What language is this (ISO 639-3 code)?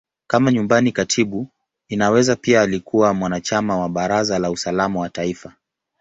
swa